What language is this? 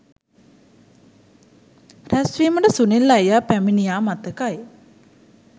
Sinhala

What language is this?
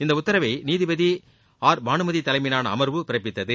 Tamil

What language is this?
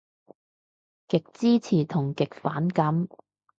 Cantonese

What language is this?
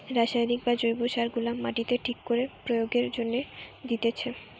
Bangla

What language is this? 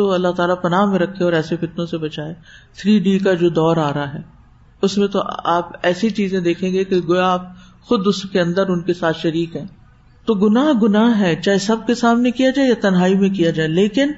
Urdu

